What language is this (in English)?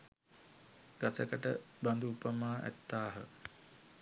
Sinhala